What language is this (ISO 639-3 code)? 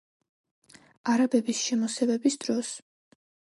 kat